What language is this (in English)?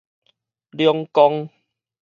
Min Nan Chinese